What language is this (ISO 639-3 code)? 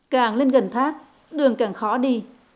vie